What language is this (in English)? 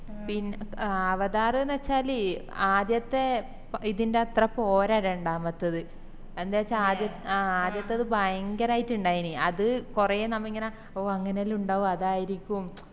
Malayalam